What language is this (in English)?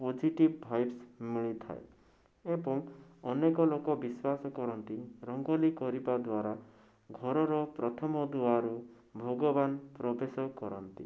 Odia